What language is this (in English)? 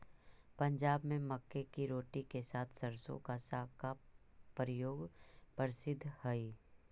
Magahi